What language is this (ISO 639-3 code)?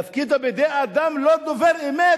heb